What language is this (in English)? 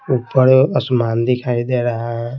Hindi